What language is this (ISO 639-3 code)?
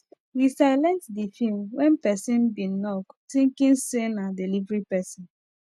pcm